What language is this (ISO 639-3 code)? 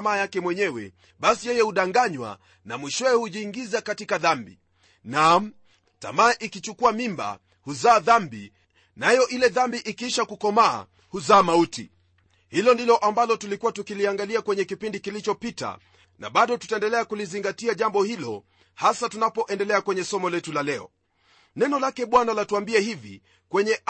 swa